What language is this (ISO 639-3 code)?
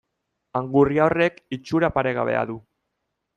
eus